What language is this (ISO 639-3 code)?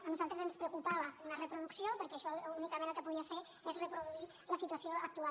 cat